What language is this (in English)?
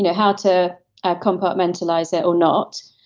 English